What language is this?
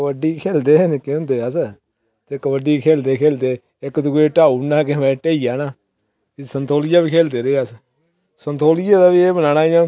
Dogri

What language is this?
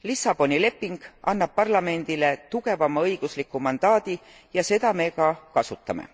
Estonian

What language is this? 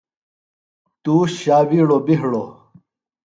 Phalura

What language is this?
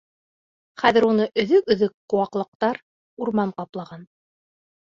Bashkir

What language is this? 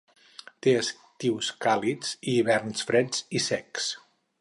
Catalan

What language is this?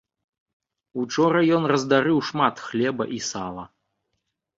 Belarusian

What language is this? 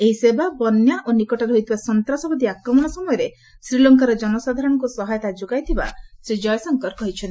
Odia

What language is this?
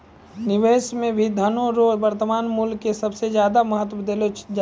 Maithili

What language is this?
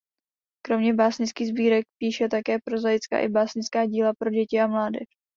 Czech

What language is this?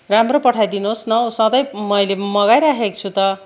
Nepali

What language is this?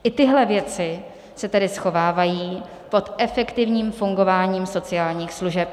Czech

